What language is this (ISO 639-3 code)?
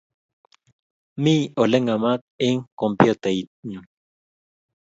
kln